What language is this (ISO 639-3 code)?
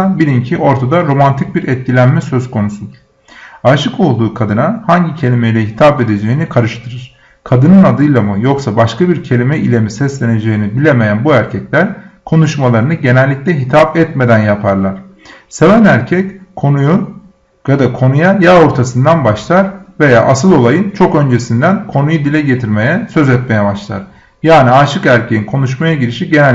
tur